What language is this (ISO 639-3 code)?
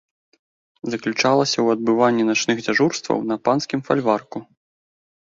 bel